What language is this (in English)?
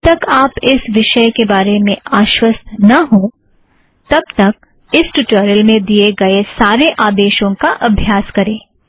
Hindi